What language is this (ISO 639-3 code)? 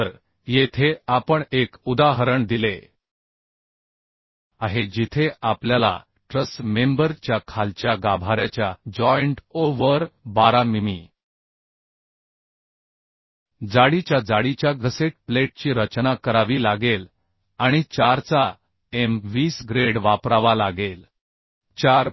mar